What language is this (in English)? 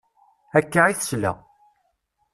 Kabyle